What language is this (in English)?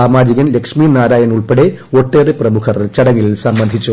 Malayalam